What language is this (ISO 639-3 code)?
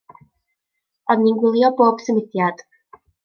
cym